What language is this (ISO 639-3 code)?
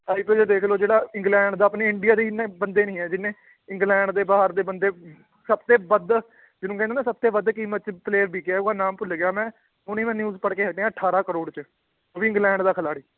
pan